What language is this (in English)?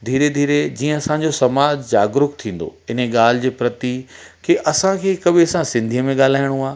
Sindhi